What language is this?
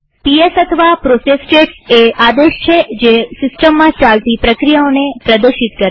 Gujarati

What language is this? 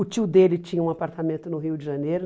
Portuguese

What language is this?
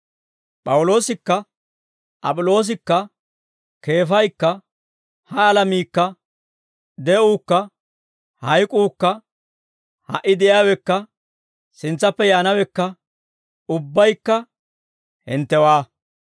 Dawro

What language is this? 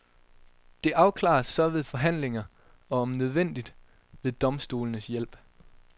Danish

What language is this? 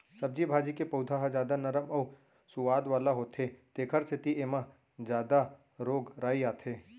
Chhattisgarhi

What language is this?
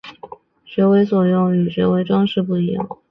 Chinese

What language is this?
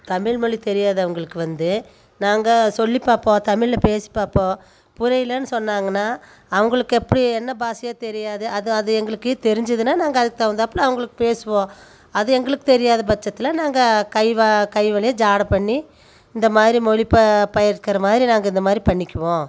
Tamil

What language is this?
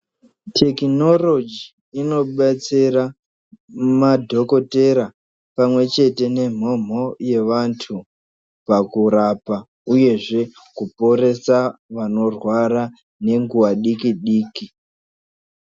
Ndau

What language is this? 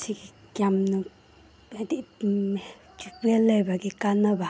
Manipuri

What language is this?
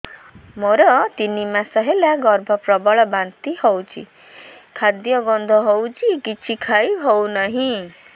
Odia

